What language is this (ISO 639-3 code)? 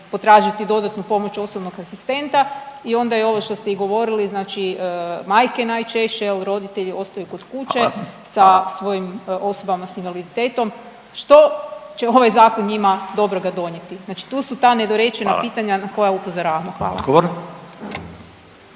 hrv